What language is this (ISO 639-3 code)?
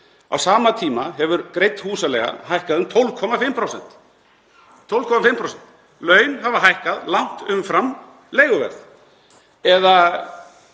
isl